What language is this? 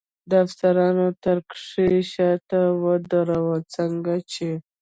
Pashto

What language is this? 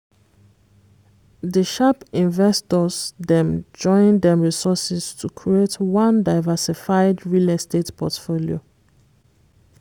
Nigerian Pidgin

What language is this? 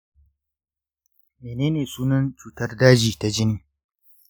Hausa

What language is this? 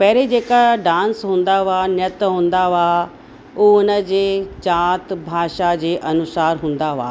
Sindhi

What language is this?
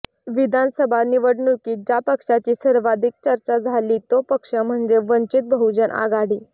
Marathi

